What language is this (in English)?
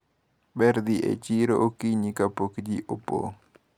Luo (Kenya and Tanzania)